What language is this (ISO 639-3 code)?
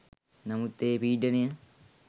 sin